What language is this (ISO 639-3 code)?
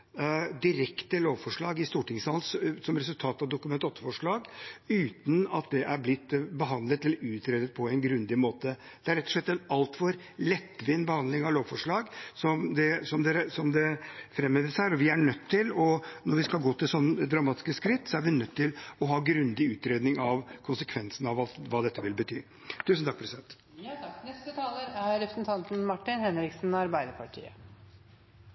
nob